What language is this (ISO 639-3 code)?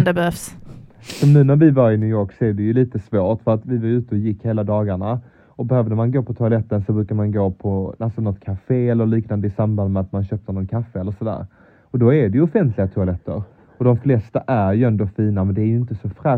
swe